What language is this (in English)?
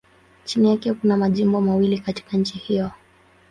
Swahili